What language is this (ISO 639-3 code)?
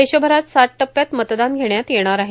mar